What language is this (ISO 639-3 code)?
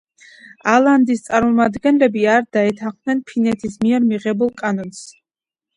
kat